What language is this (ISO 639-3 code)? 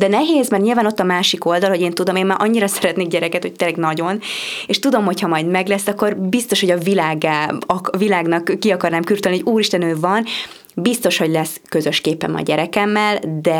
hun